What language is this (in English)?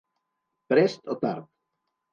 Catalan